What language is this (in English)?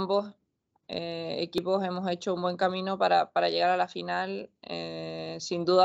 Spanish